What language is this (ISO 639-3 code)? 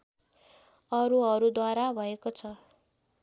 nep